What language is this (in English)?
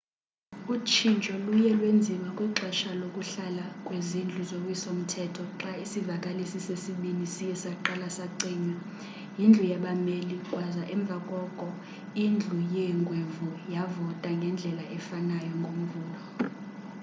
Xhosa